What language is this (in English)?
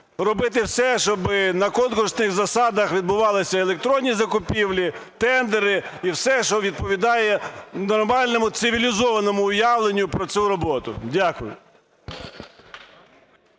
Ukrainian